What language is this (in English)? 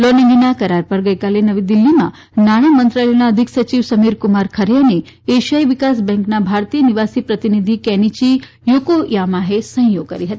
Gujarati